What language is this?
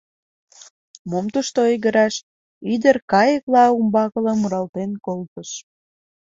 Mari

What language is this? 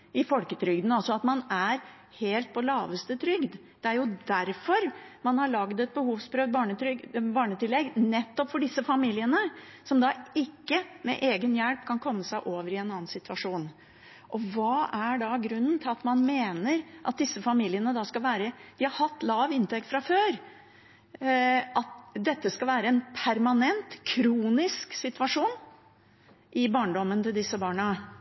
Norwegian Bokmål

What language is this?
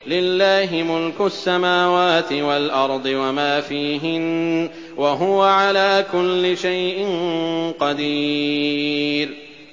Arabic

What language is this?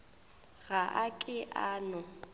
Northern Sotho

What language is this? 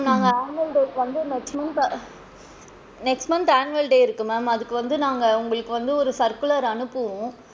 Tamil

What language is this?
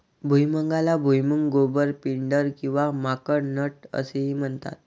Marathi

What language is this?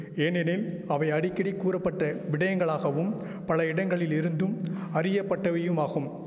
Tamil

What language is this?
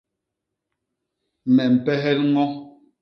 Basaa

